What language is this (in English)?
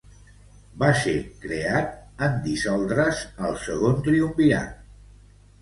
Catalan